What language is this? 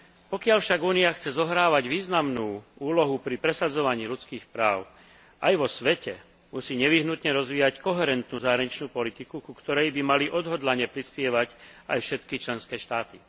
Slovak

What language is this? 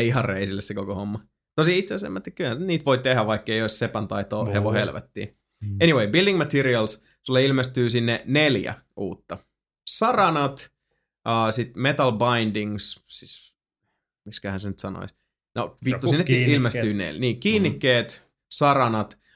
Finnish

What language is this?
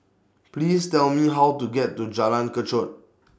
English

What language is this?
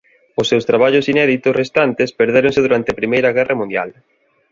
Galician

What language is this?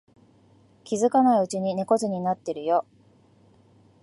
Japanese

